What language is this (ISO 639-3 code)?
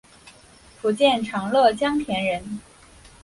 zho